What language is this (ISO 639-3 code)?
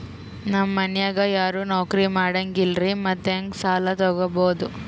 kan